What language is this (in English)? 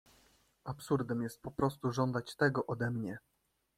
Polish